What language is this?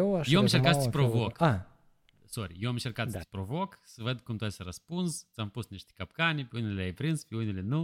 Romanian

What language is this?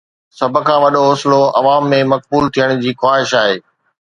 Sindhi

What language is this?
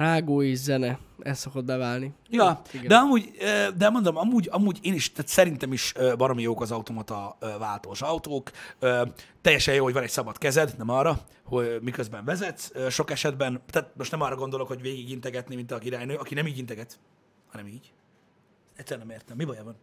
Hungarian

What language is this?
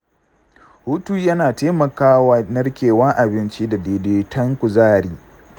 Hausa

